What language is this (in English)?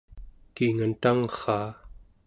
Central Yupik